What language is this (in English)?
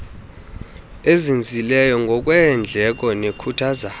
Xhosa